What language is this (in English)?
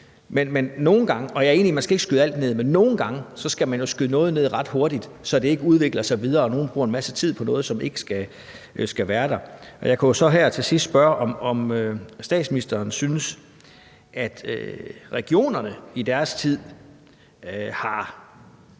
Danish